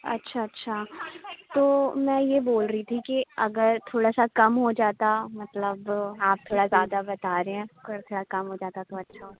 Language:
Urdu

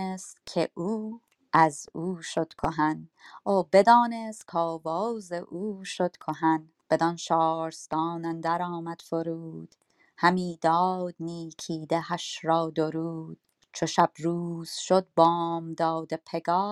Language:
Persian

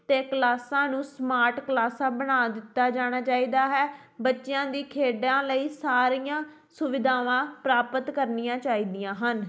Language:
Punjabi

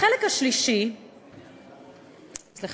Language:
Hebrew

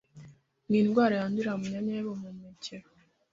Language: Kinyarwanda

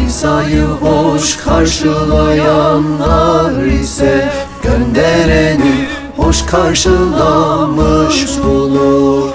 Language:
Turkish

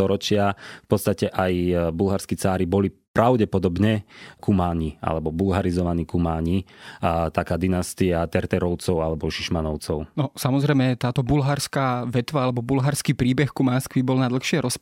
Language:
Slovak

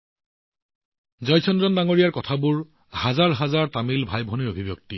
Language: Assamese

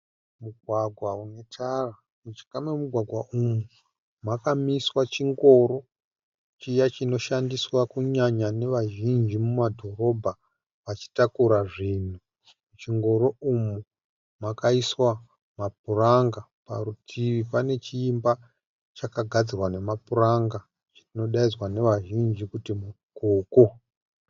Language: Shona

